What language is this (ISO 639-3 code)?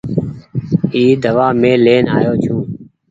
gig